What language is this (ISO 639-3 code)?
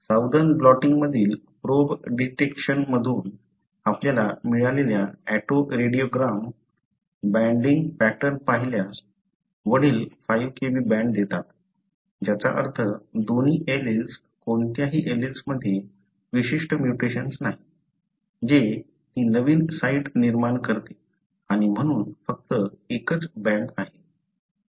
mar